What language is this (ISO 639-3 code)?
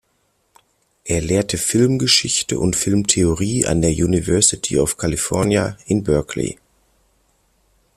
deu